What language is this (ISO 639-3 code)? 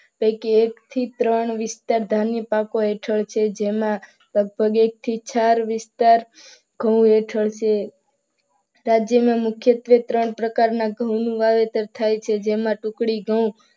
guj